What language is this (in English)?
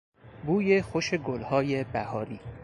Persian